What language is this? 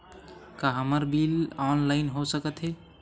Chhattisgarhi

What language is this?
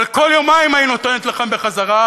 Hebrew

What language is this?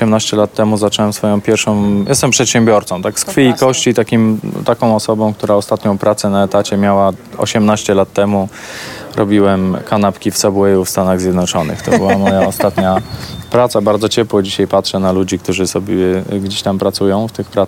Polish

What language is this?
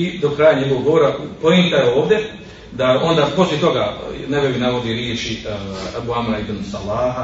Croatian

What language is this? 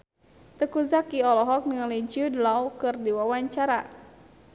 Sundanese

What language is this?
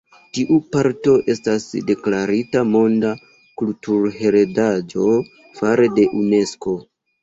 Esperanto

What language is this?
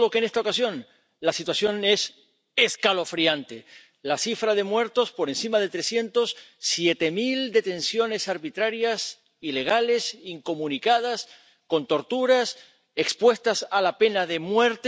Spanish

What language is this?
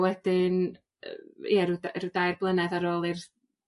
Welsh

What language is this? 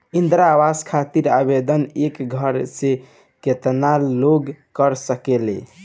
Bhojpuri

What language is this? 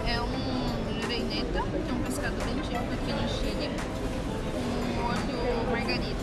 Portuguese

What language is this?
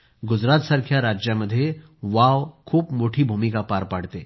Marathi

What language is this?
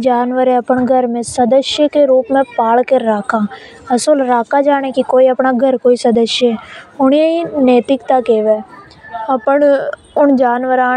Hadothi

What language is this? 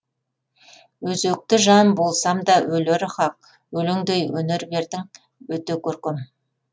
Kazakh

